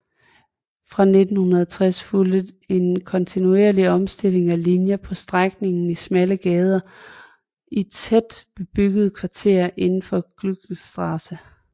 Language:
Danish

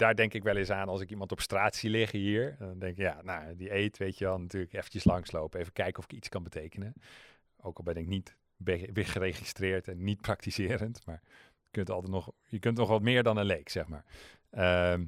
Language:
Dutch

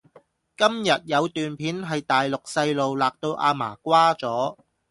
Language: Cantonese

